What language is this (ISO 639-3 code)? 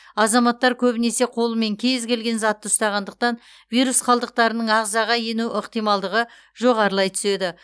kaz